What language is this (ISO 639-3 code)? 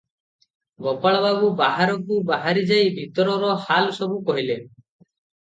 ori